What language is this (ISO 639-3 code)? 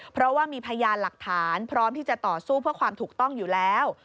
tha